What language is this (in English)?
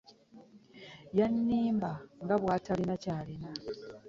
Ganda